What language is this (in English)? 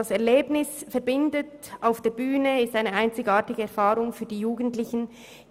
Swiss German